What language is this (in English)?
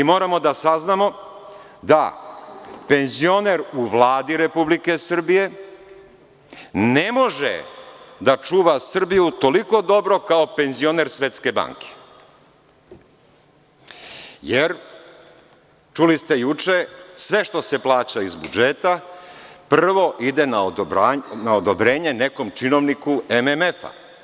Serbian